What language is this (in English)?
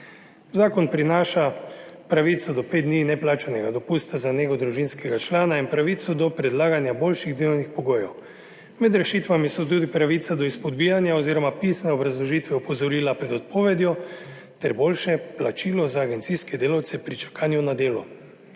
Slovenian